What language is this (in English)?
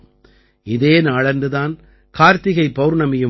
Tamil